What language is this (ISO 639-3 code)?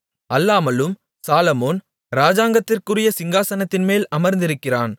tam